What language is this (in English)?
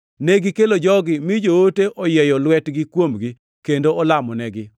Luo (Kenya and Tanzania)